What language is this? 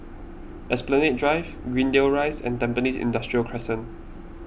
English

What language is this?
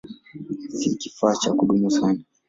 Swahili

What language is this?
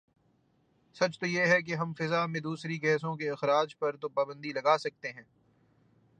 Urdu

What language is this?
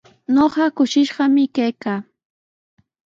Sihuas Ancash Quechua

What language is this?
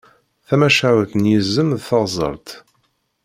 Kabyle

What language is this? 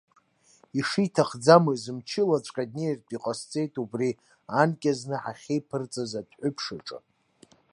Abkhazian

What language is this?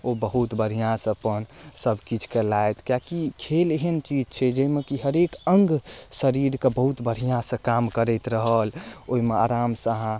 Maithili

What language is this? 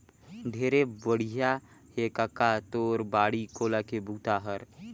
Chhattisgarhi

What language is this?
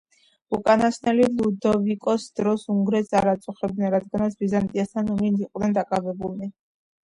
Georgian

